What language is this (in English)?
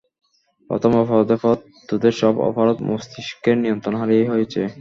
Bangla